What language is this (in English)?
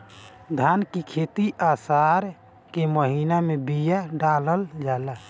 Bhojpuri